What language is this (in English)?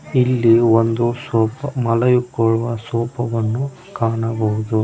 Kannada